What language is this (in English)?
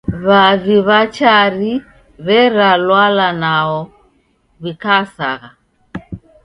Taita